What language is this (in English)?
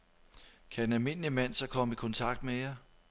Danish